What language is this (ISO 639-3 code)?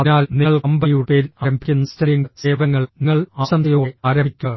mal